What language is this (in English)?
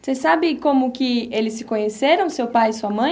Portuguese